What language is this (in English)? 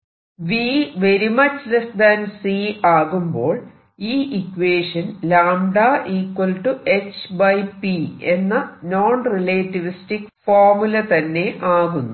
Malayalam